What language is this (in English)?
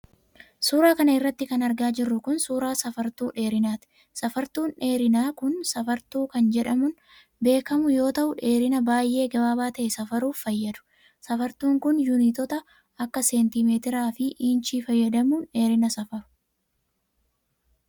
Oromo